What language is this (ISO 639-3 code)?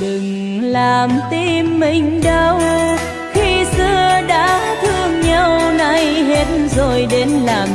vie